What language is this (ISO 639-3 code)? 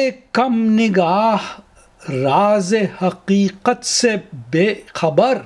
urd